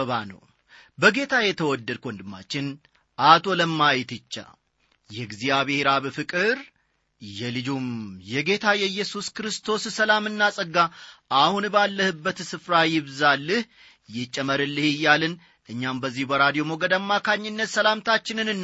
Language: Amharic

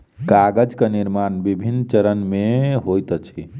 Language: Maithili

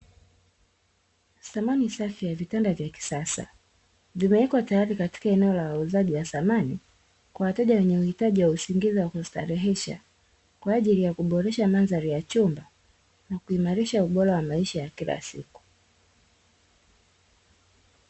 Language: Swahili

